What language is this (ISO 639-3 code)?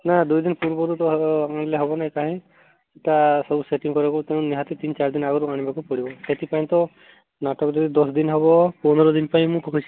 ori